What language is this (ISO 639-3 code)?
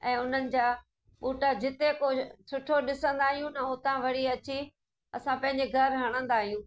snd